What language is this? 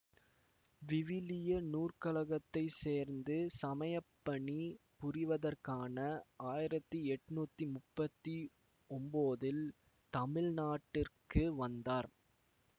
Tamil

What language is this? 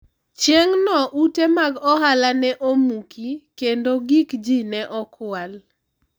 Luo (Kenya and Tanzania)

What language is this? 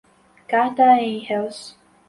Portuguese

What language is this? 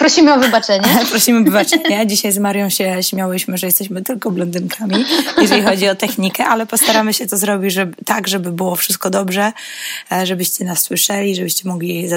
Polish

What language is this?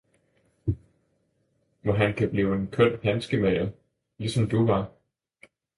Danish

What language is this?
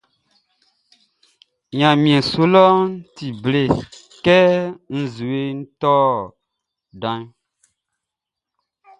Baoulé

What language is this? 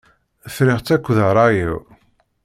Kabyle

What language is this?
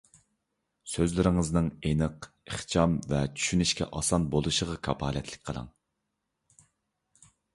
Uyghur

